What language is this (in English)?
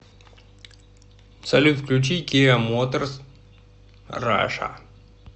Russian